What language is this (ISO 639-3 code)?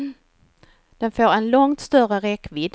swe